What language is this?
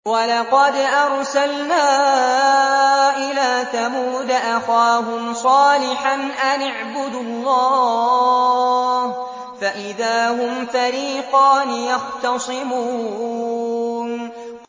Arabic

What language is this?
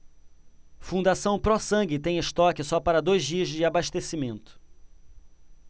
Portuguese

